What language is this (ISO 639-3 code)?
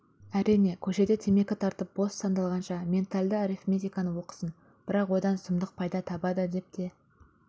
kaz